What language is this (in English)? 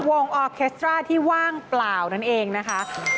Thai